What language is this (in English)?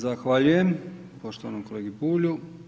Croatian